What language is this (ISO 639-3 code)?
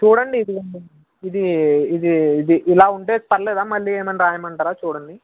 tel